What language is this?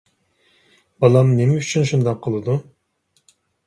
Uyghur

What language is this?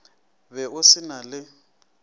Northern Sotho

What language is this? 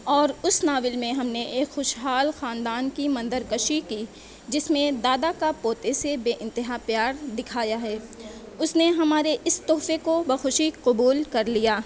Urdu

